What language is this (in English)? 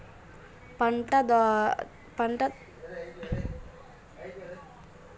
Telugu